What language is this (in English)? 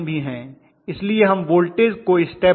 Hindi